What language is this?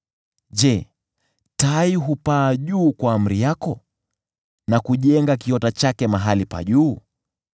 Swahili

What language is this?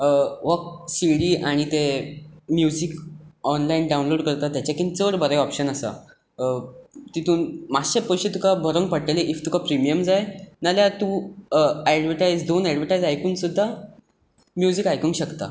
Konkani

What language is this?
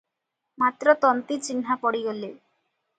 Odia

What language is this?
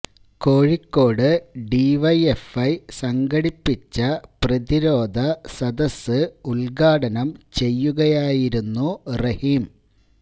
Malayalam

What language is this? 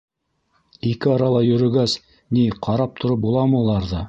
Bashkir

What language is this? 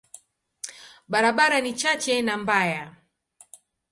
Swahili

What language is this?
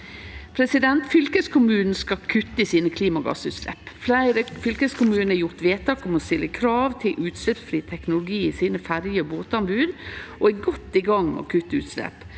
Norwegian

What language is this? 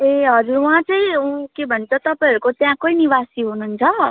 Nepali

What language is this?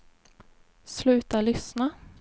Swedish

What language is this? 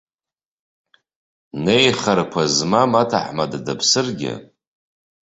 Abkhazian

